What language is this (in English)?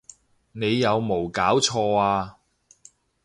Cantonese